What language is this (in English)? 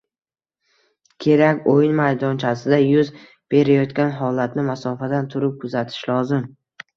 Uzbek